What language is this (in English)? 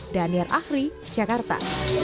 Indonesian